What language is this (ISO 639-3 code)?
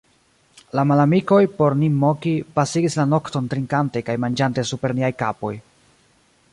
epo